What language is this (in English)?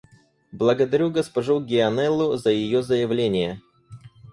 Russian